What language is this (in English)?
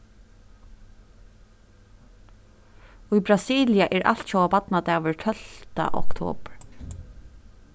Faroese